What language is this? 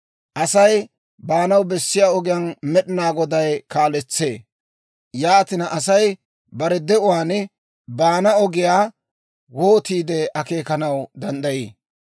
Dawro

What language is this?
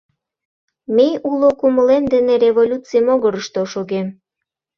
Mari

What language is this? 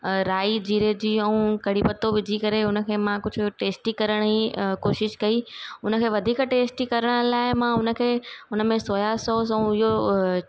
Sindhi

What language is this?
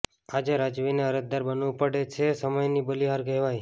Gujarati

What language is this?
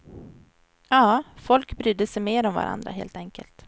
Swedish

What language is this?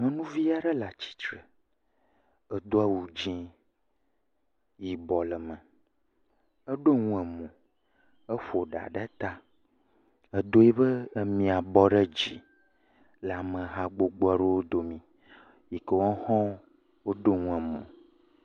Ewe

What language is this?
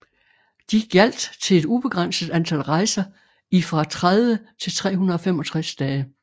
Danish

